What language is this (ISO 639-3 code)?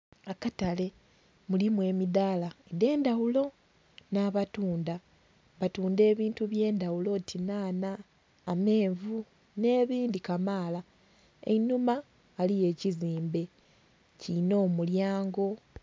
xog